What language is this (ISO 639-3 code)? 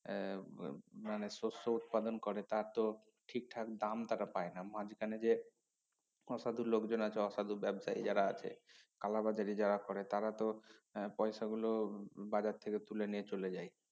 ben